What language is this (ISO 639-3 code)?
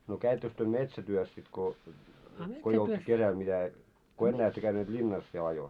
fin